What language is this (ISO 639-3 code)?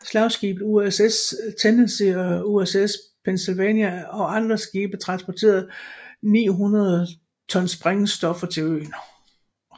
dan